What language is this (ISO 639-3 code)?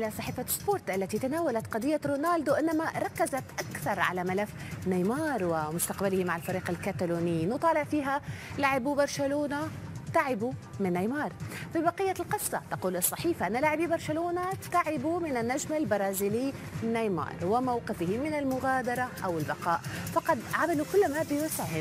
ara